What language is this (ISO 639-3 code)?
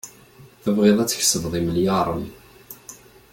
kab